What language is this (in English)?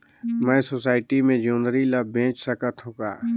Chhattisgarhi